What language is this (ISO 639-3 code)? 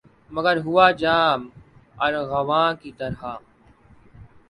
urd